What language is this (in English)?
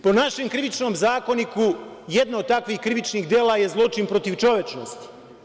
Serbian